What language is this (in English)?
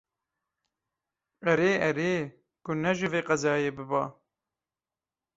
Kurdish